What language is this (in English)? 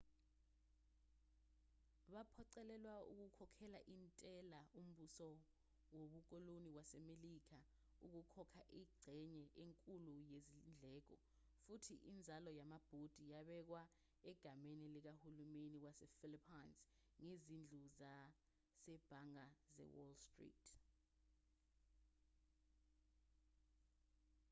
Zulu